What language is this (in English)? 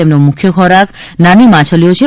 Gujarati